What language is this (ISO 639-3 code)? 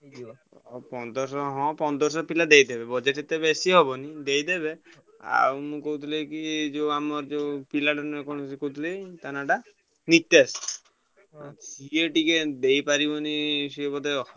ori